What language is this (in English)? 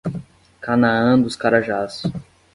Portuguese